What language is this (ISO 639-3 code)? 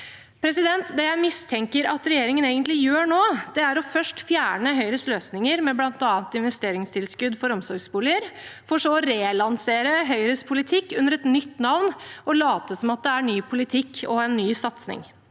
nor